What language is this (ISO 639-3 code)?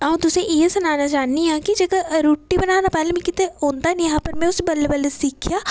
doi